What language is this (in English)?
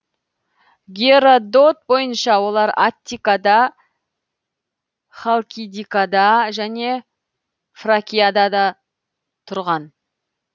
Kazakh